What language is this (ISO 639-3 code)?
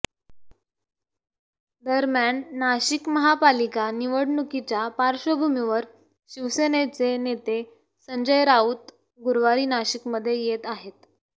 mar